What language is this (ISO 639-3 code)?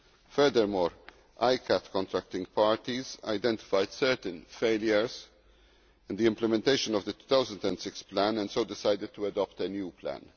eng